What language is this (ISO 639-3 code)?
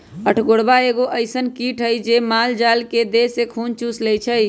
mag